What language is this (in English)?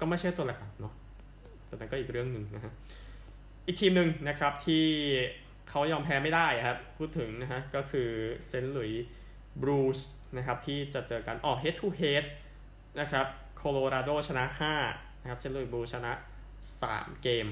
Thai